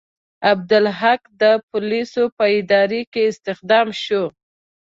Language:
Pashto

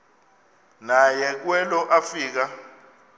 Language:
Xhosa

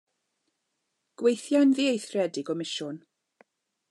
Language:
Welsh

